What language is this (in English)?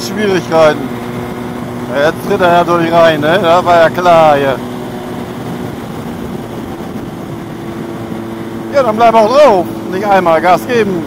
German